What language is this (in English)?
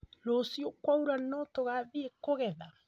Kikuyu